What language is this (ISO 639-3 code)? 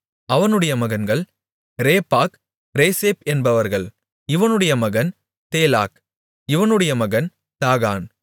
tam